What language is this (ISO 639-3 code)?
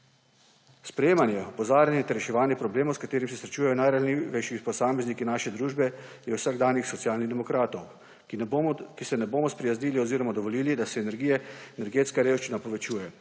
slv